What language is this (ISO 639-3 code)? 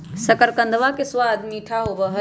mag